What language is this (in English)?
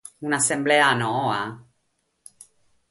Sardinian